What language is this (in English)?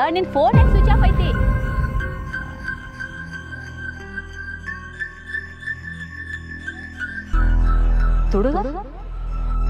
Kannada